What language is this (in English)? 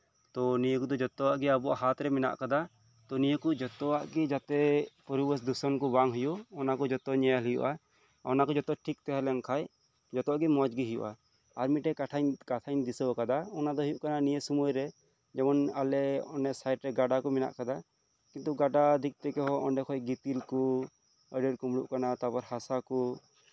Santali